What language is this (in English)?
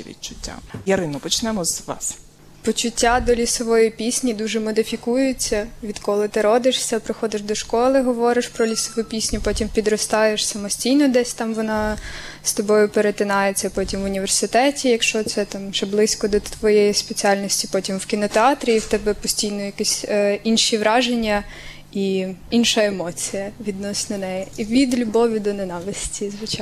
Ukrainian